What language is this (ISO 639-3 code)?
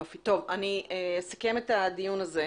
heb